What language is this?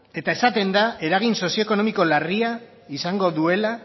Basque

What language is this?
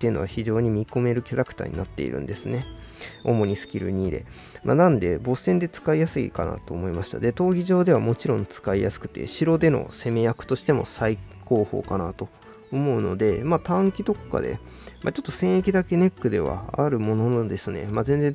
Japanese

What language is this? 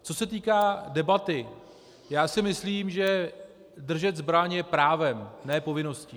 Czech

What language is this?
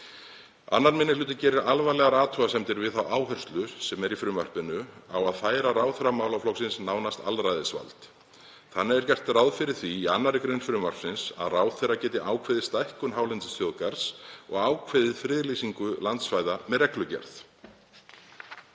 Icelandic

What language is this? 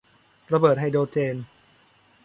Thai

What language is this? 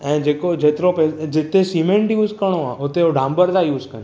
Sindhi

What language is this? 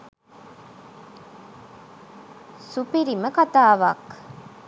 Sinhala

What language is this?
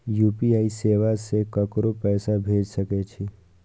Maithili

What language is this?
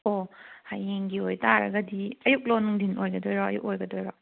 Manipuri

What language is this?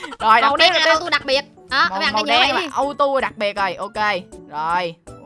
Vietnamese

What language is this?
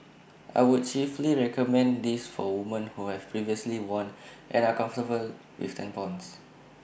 English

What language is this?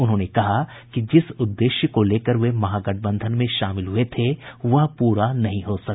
Hindi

